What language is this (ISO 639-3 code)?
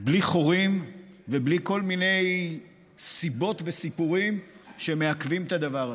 heb